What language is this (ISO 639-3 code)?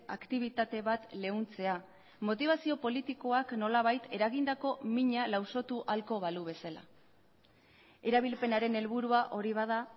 eus